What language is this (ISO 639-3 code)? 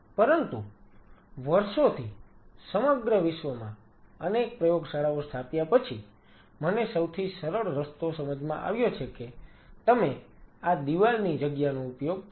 guj